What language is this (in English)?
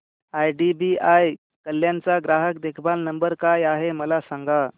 Marathi